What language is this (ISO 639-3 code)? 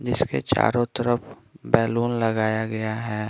hin